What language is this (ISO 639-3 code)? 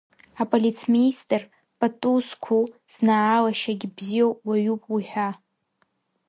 abk